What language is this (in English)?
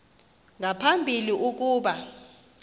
Xhosa